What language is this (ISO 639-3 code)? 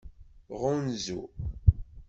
kab